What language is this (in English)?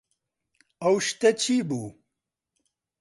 Central Kurdish